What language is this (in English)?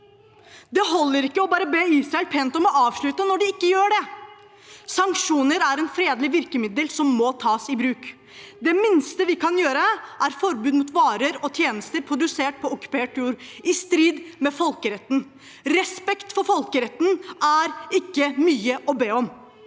Norwegian